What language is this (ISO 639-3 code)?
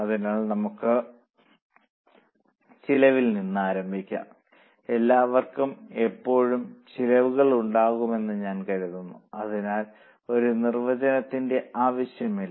mal